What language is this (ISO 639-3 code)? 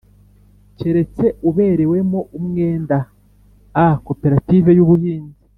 kin